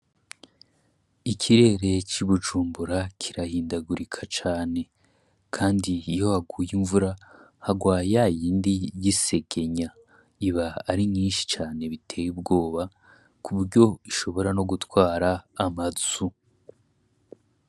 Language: Rundi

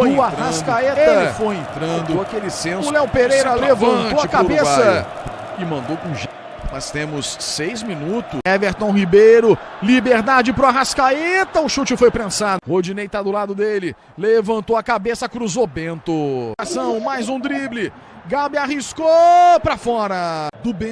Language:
Portuguese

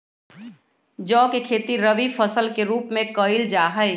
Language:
Magahi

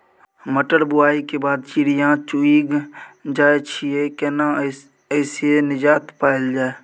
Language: Maithili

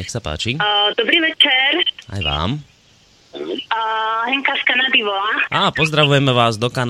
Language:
Slovak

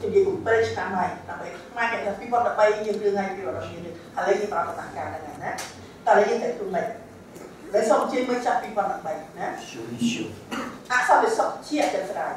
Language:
Thai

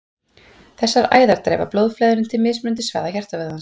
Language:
Icelandic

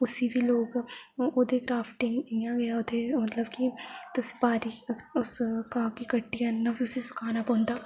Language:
Dogri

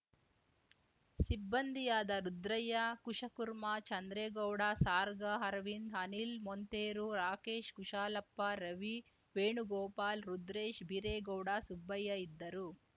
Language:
Kannada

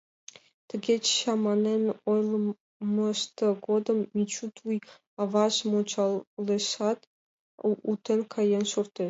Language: Mari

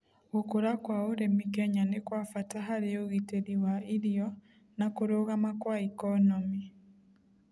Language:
Kikuyu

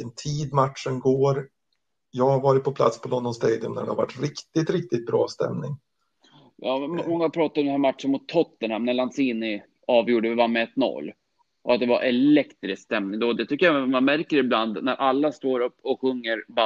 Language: Swedish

